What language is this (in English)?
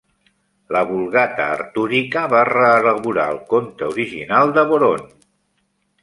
Catalan